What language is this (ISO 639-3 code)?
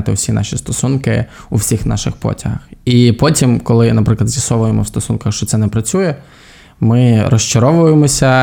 ukr